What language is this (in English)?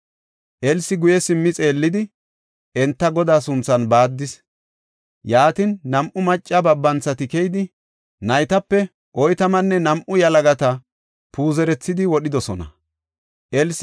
Gofa